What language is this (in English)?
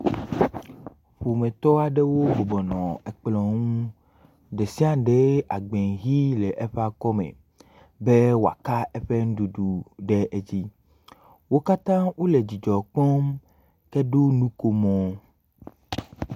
Ewe